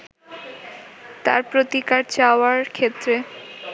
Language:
Bangla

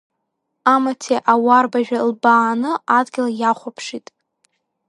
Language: Abkhazian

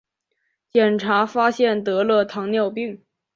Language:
Chinese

